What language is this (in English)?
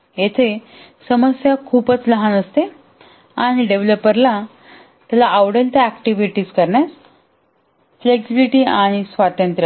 Marathi